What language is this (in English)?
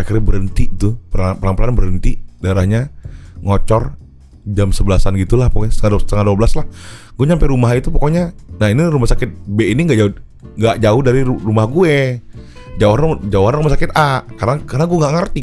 Indonesian